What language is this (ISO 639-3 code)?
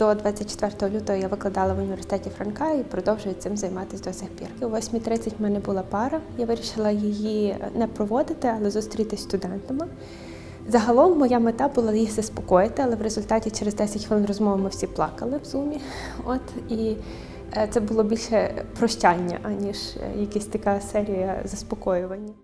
ukr